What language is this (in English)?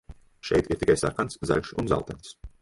Latvian